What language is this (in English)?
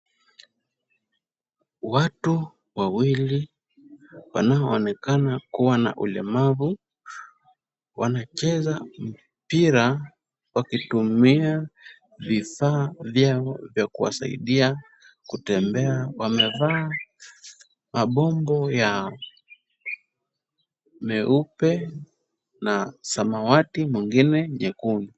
Swahili